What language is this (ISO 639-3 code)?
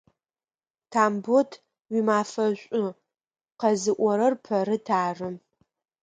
ady